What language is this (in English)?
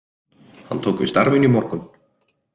Icelandic